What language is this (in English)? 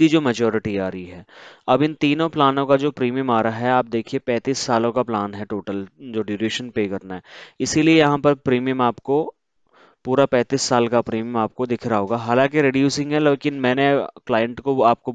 Hindi